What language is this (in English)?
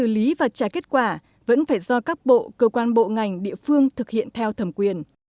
Vietnamese